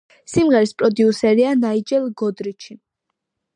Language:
Georgian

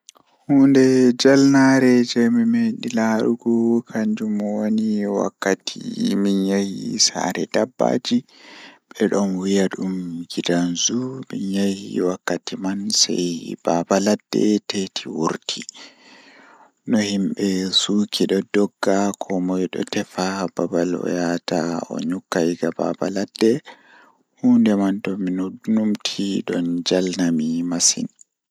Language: Fula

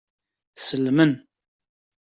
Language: Kabyle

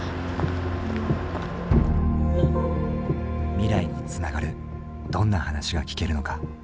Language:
Japanese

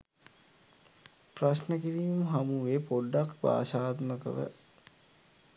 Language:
Sinhala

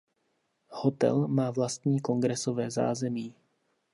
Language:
Czech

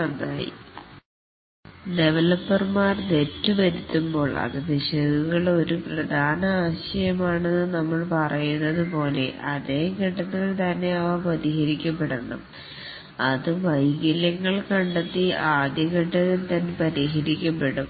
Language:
Malayalam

